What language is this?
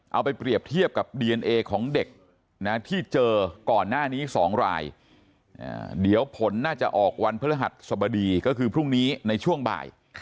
Thai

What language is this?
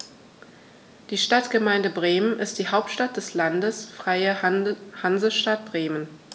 German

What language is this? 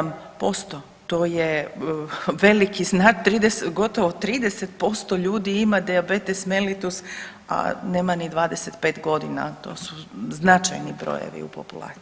Croatian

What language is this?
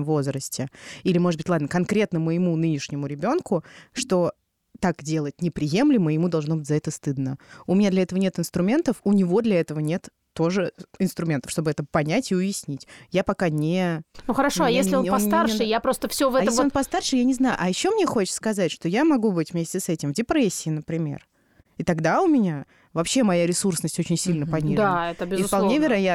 Russian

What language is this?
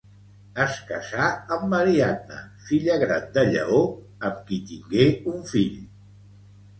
Catalan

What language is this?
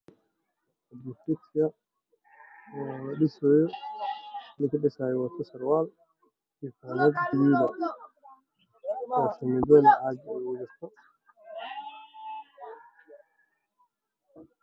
Somali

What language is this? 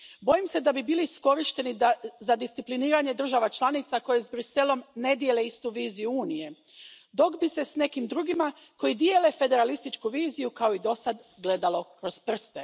Croatian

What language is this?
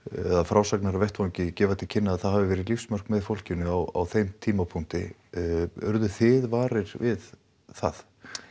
Icelandic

